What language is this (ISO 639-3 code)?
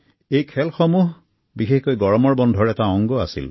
asm